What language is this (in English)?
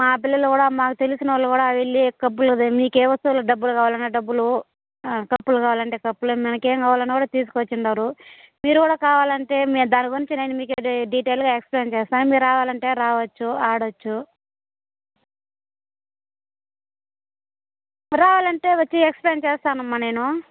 Telugu